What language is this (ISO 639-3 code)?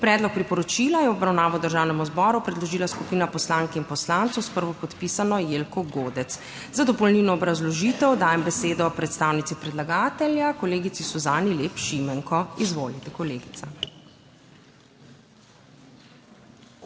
slv